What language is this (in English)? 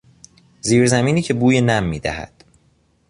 Persian